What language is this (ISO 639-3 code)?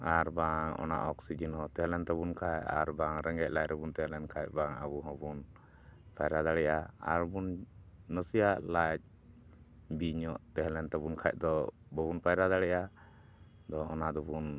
sat